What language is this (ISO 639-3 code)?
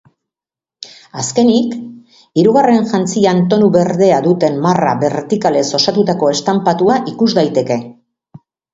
eus